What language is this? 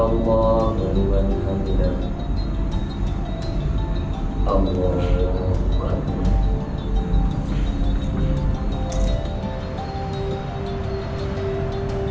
Indonesian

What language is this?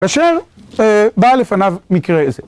Hebrew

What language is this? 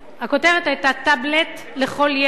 Hebrew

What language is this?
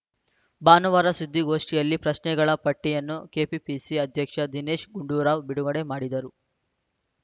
Kannada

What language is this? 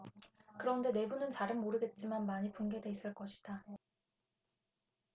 Korean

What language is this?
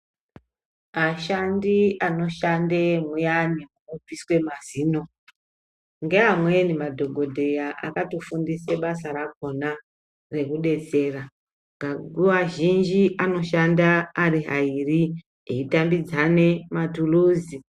Ndau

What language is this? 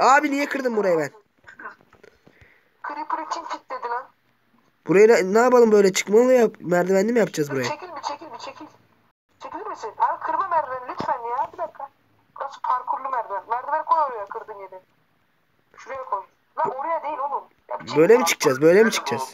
Turkish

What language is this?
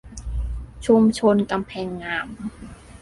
Thai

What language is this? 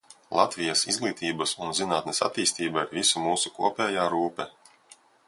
Latvian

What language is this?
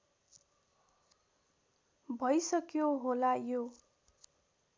Nepali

